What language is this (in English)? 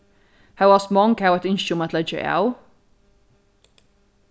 Faroese